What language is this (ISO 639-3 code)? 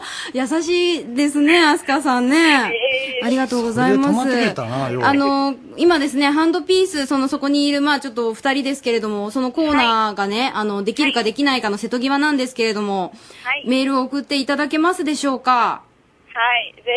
jpn